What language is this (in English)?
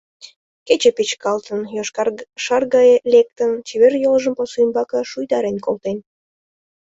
Mari